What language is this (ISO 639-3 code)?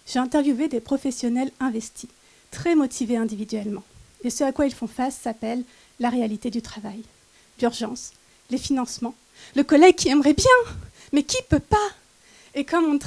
fra